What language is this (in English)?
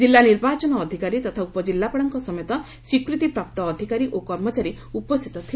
Odia